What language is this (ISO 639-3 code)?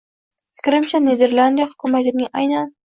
uzb